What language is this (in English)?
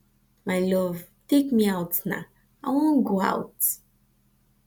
Nigerian Pidgin